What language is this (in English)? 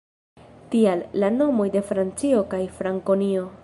Esperanto